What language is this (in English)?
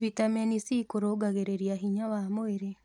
Kikuyu